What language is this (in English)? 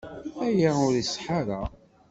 Kabyle